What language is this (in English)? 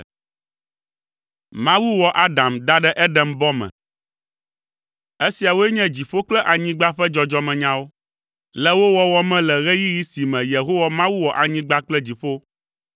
Ewe